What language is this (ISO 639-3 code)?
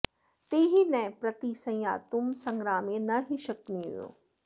san